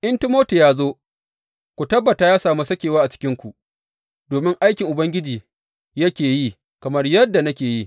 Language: Hausa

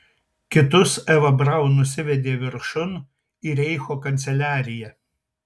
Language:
Lithuanian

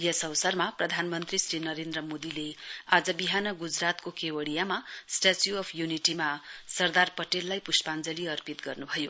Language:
Nepali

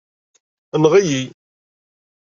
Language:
Kabyle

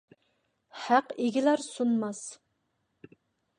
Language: Uyghur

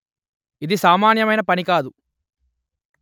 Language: Telugu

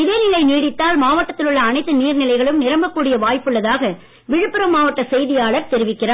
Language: Tamil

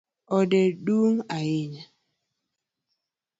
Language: Luo (Kenya and Tanzania)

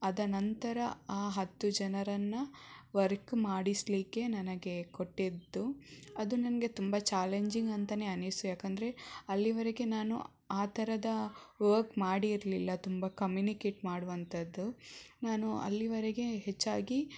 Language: Kannada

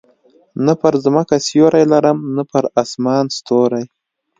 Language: Pashto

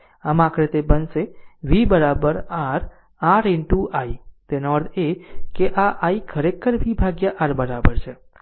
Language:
Gujarati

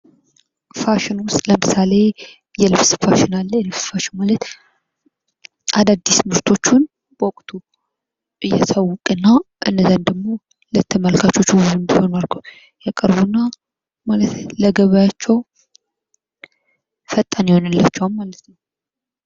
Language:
Amharic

